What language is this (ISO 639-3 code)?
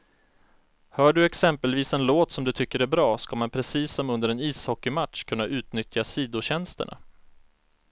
swe